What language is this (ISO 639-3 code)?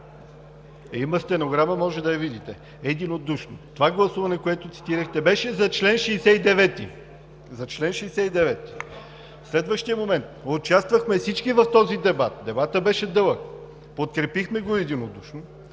bul